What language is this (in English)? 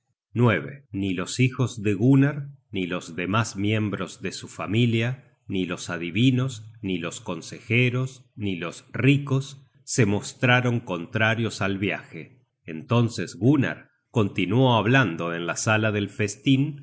Spanish